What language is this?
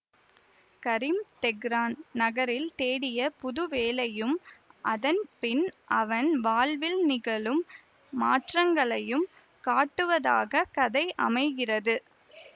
Tamil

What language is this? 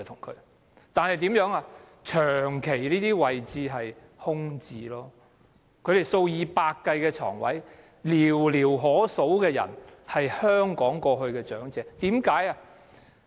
Cantonese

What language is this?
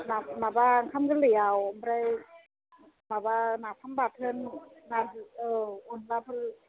Bodo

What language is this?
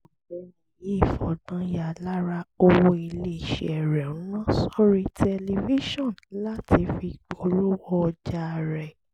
Yoruba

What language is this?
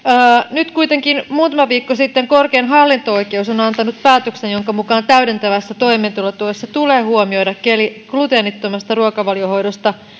Finnish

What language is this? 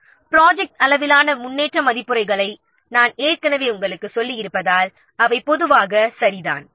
Tamil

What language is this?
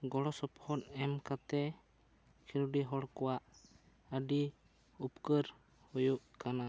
Santali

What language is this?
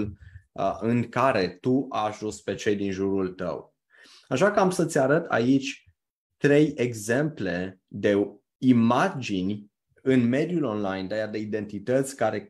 Romanian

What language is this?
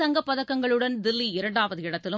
Tamil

